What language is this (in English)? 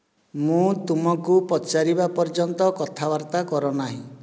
Odia